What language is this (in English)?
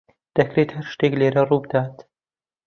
Central Kurdish